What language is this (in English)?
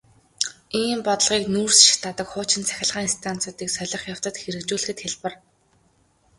Mongolian